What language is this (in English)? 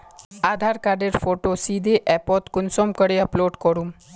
Magahi